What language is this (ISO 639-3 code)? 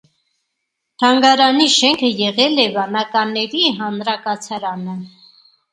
hye